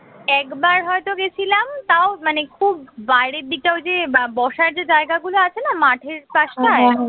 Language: Bangla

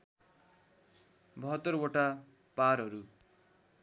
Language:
Nepali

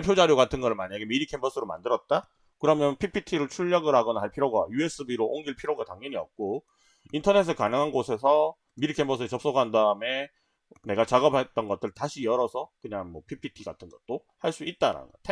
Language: Korean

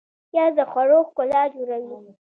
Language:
Pashto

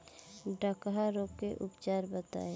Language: Bhojpuri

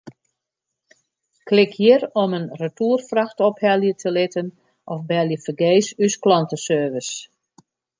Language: Western Frisian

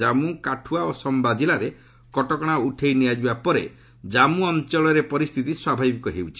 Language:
Odia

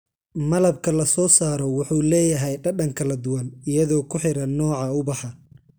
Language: Somali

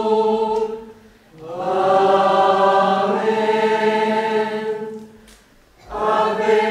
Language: Greek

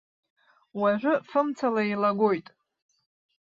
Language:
Abkhazian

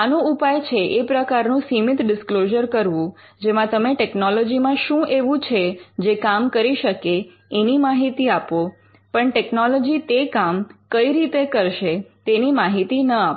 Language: Gujarati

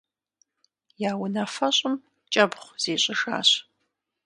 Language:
Kabardian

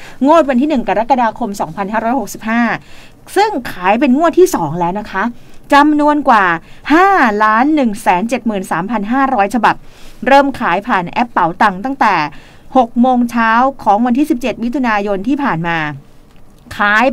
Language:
Thai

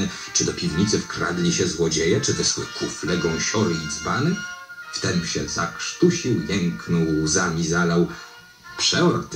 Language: Polish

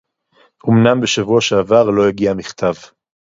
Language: Hebrew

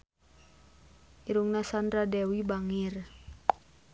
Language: Sundanese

